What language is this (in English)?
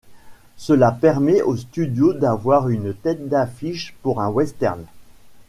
French